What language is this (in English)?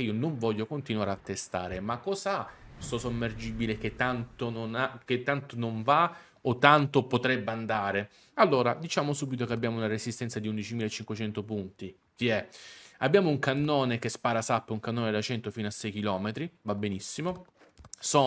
Italian